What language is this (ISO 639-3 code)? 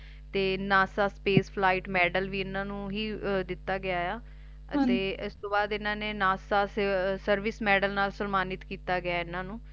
pan